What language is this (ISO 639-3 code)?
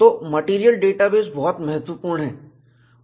hin